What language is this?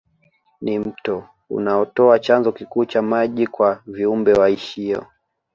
Swahili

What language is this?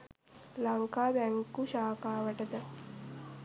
Sinhala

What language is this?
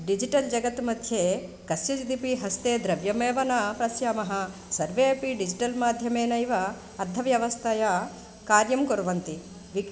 Sanskrit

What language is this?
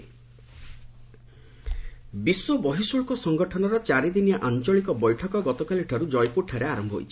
Odia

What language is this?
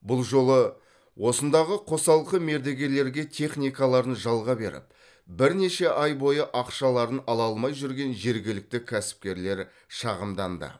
Kazakh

